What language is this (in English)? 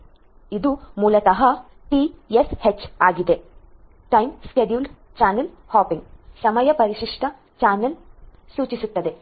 Kannada